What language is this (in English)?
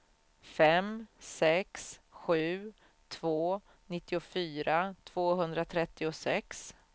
Swedish